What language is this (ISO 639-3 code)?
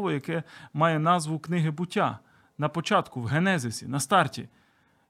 ukr